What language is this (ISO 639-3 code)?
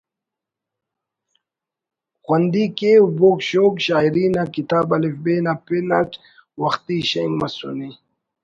brh